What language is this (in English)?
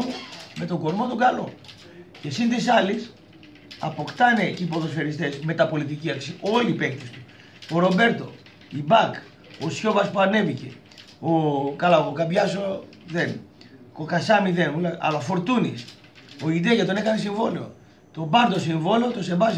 Greek